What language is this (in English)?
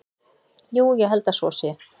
Icelandic